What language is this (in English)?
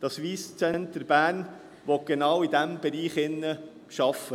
Swiss German